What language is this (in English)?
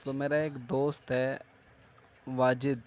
Urdu